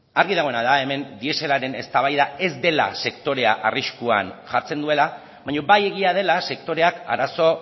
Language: Basque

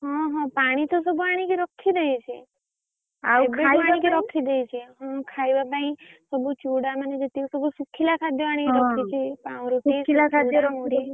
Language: Odia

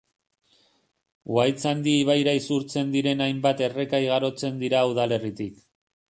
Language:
Basque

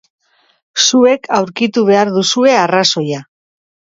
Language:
Basque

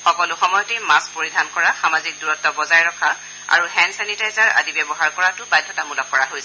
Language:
Assamese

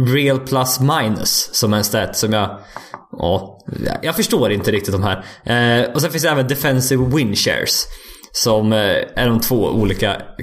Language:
Swedish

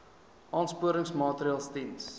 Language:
Afrikaans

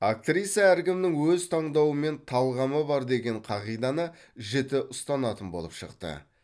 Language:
Kazakh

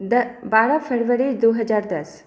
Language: Maithili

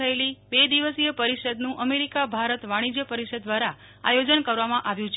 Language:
Gujarati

